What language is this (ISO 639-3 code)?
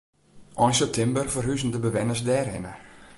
fry